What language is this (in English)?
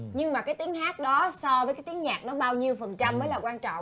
Vietnamese